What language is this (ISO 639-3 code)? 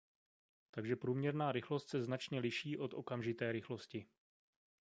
ces